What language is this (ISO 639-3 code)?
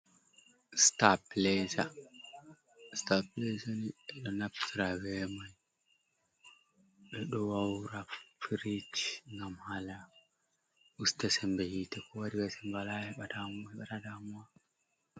ful